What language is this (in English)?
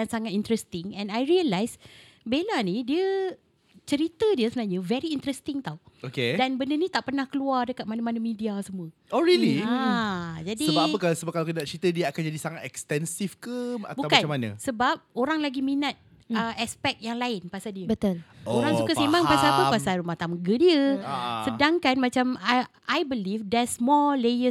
Malay